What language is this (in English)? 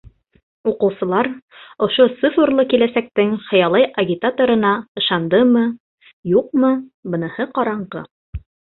Bashkir